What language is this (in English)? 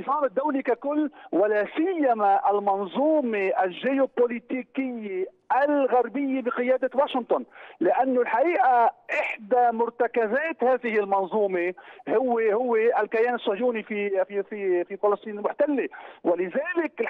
Arabic